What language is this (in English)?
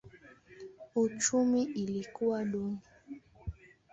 Swahili